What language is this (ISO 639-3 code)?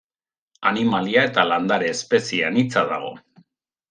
eus